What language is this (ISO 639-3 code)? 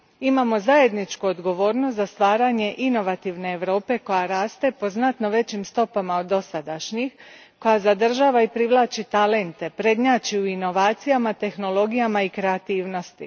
hrv